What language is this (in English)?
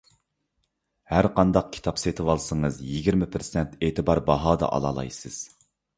Uyghur